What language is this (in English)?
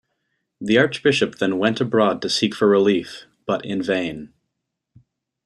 English